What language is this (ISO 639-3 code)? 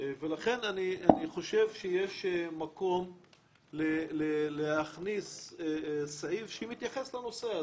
heb